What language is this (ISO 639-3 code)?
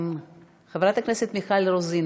heb